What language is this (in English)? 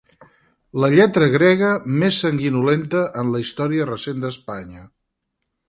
Catalan